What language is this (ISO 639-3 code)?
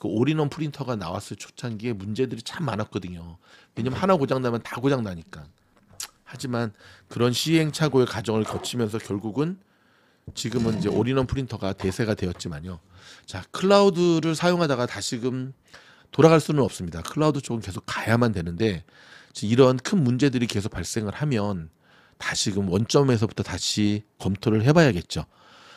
kor